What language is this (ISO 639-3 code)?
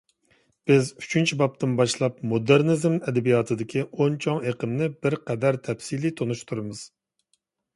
uig